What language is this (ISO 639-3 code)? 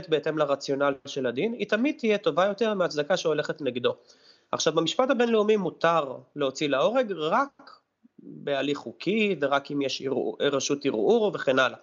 heb